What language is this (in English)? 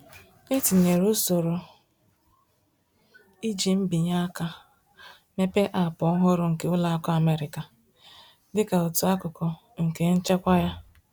Igbo